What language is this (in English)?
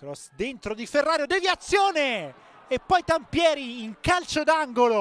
Italian